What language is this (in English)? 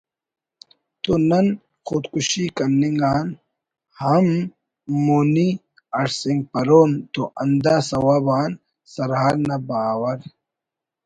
Brahui